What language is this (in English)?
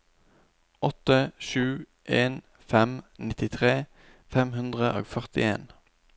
Norwegian